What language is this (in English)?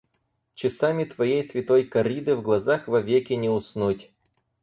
Russian